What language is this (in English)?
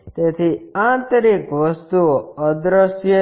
Gujarati